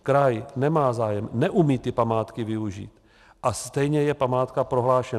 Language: Czech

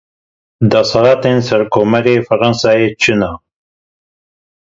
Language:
Kurdish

